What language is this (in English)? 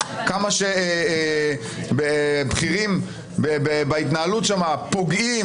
Hebrew